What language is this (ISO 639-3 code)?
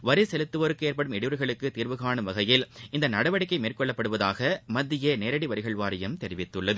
tam